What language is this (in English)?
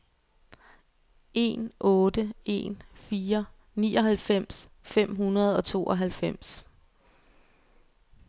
Danish